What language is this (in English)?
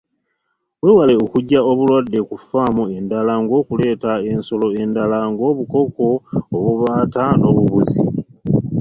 Ganda